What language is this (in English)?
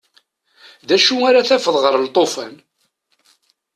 Kabyle